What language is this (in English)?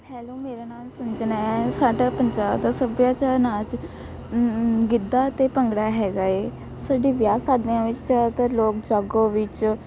Punjabi